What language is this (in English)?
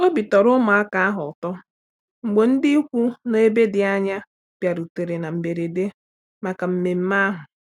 Igbo